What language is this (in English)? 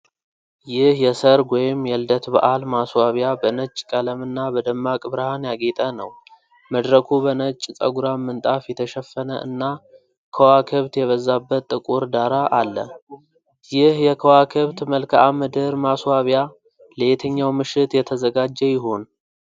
Amharic